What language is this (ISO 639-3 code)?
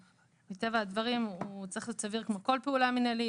heb